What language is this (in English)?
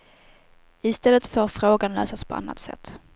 Swedish